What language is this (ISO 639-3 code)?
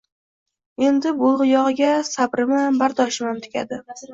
uzb